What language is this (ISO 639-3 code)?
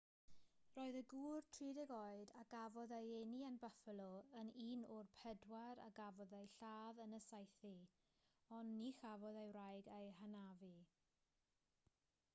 cym